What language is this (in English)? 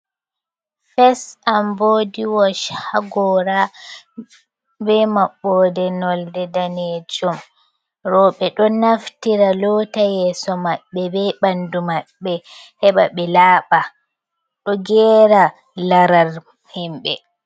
Fula